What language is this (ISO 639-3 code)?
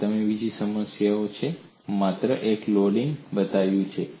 guj